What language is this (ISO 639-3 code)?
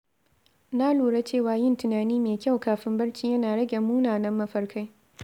hau